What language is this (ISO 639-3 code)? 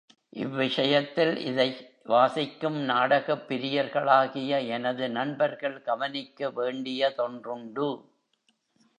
tam